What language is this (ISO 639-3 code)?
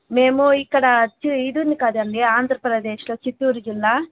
tel